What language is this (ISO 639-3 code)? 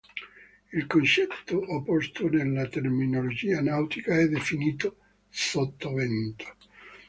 ita